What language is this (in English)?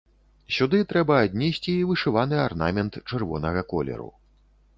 Belarusian